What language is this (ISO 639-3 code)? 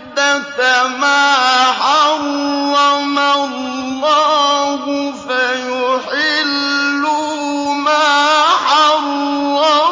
ara